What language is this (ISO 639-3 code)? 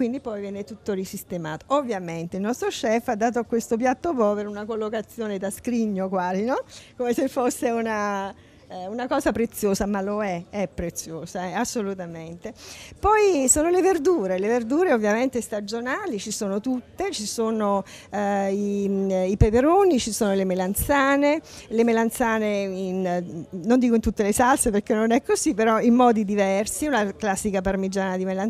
ita